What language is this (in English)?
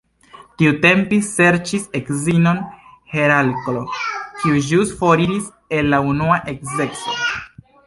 Esperanto